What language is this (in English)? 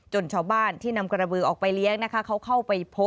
Thai